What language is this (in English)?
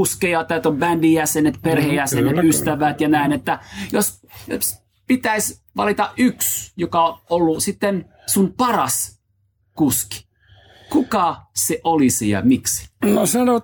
Finnish